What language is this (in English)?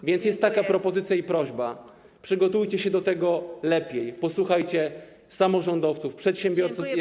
Polish